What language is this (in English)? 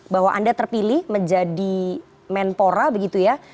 Indonesian